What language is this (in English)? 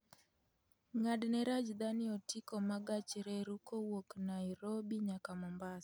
Luo (Kenya and Tanzania)